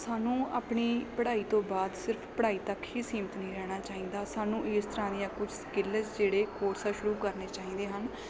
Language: Punjabi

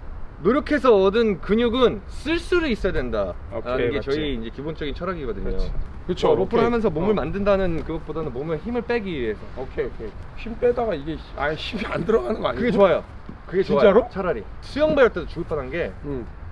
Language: Korean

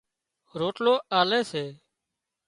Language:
Wadiyara Koli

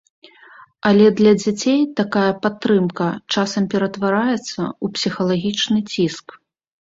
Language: Belarusian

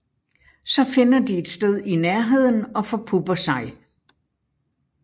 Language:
Danish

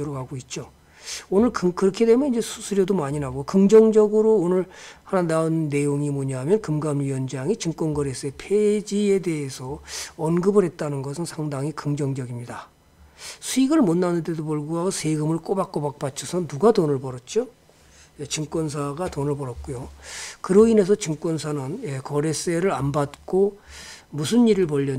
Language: Korean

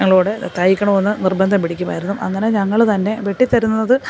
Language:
Malayalam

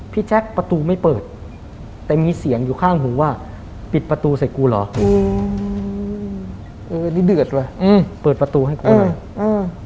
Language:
Thai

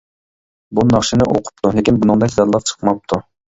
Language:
Uyghur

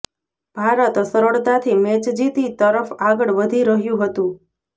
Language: Gujarati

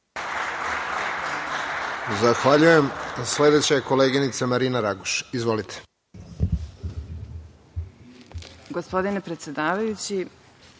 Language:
Serbian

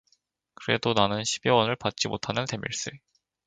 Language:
Korean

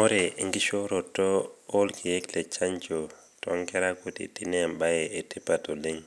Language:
Masai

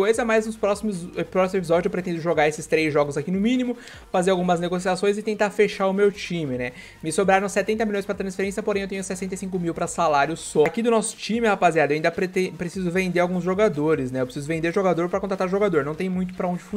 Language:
Portuguese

